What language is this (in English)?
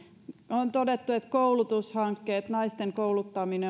Finnish